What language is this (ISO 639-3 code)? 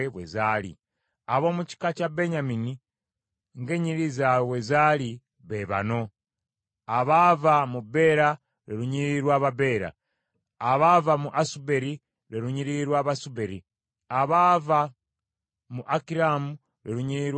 lug